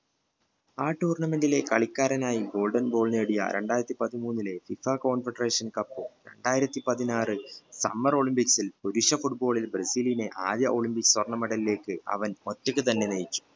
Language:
Malayalam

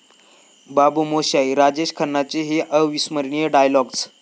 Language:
Marathi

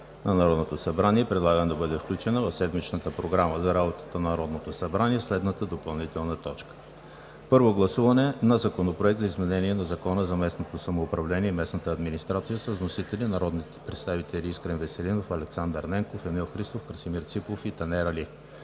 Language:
Bulgarian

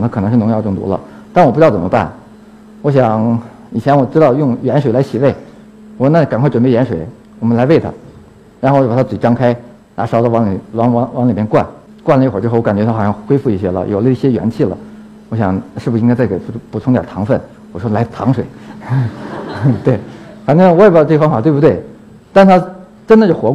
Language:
Chinese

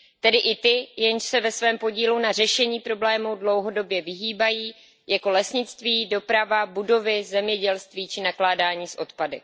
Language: Czech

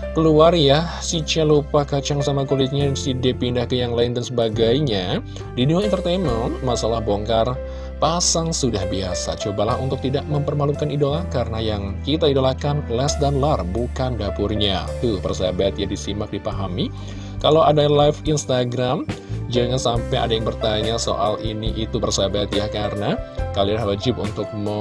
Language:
Indonesian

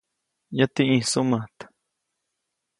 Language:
Copainalá Zoque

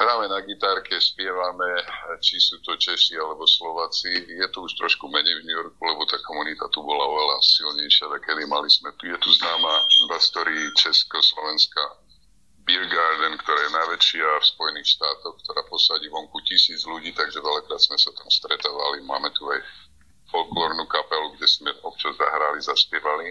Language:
Slovak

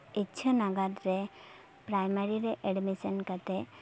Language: Santali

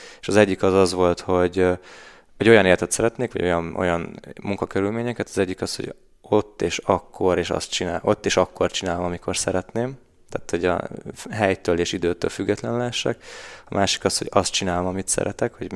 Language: Hungarian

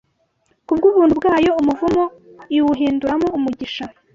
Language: Kinyarwanda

